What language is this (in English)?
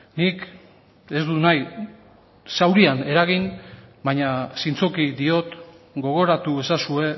Basque